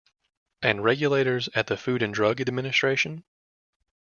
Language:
English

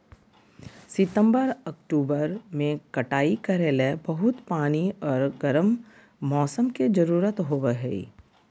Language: Magahi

